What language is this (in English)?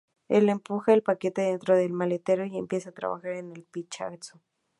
Spanish